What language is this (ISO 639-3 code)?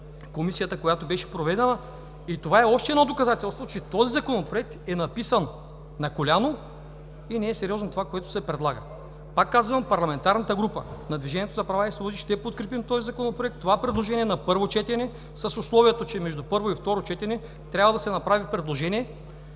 bul